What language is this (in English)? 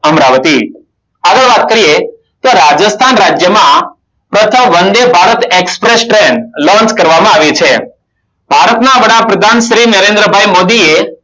Gujarati